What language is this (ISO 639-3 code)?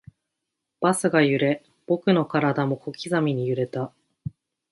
jpn